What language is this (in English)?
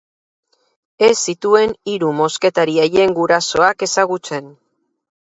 Basque